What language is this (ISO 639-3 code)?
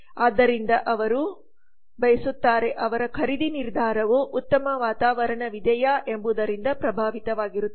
kan